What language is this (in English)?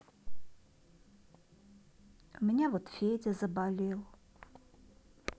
Russian